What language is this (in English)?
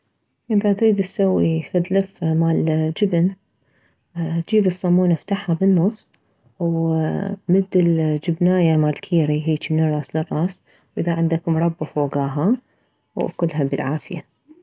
Mesopotamian Arabic